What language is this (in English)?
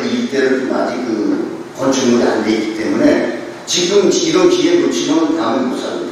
Korean